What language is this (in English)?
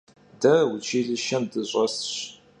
Kabardian